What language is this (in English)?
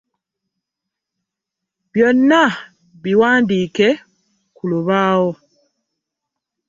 Ganda